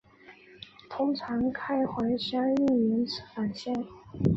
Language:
Chinese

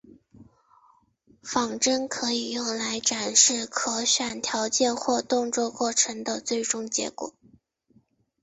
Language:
Chinese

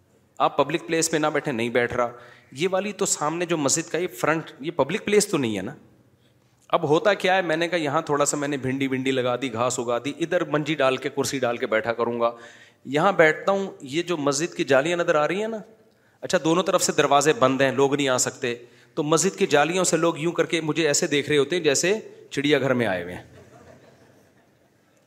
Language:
Urdu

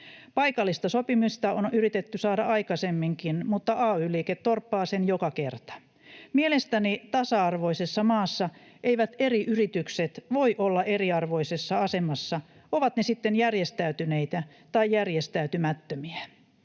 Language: Finnish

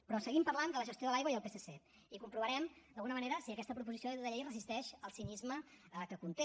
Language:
Catalan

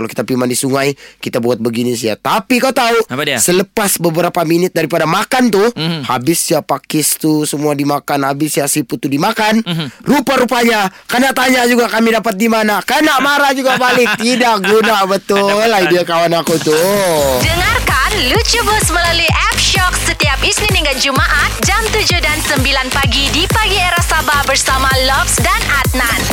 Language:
Malay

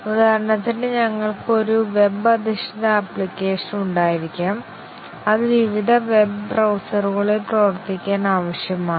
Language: Malayalam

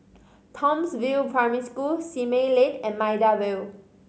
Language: English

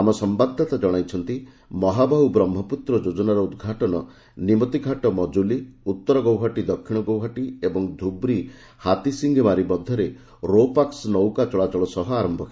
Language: Odia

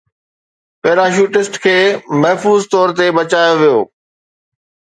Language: Sindhi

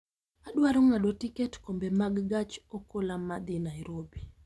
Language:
Luo (Kenya and Tanzania)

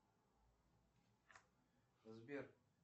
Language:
Russian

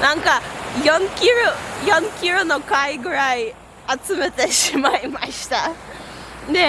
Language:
Japanese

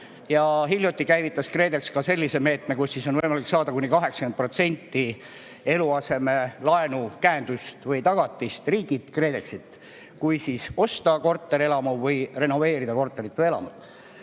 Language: Estonian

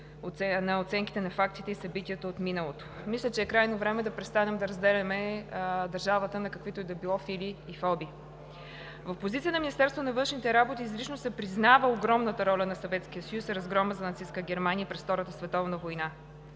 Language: Bulgarian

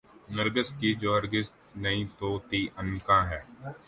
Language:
Urdu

